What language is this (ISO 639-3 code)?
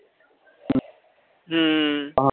pan